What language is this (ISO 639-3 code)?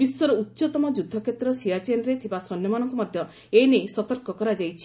ori